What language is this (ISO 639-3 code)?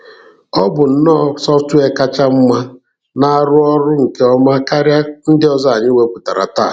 ibo